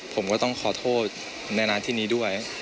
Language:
Thai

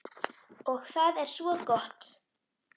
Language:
Icelandic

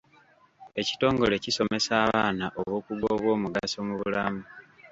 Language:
Ganda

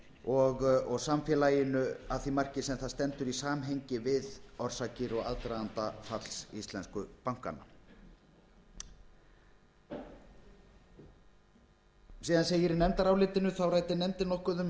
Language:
Icelandic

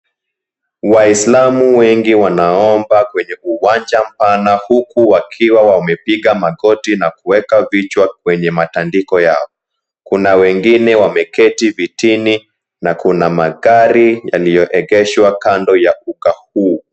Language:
Swahili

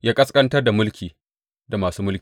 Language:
Hausa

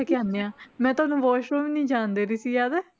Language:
Punjabi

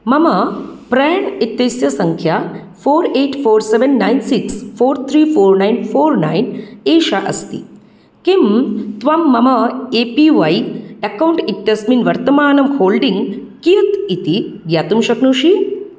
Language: Sanskrit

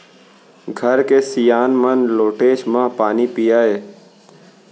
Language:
Chhattisgarhi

